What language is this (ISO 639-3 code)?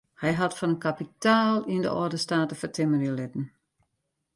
fry